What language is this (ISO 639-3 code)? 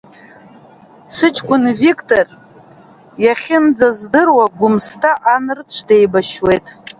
abk